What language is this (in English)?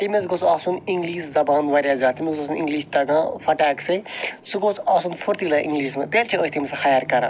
Kashmiri